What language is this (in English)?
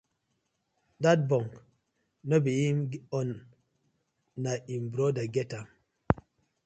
Nigerian Pidgin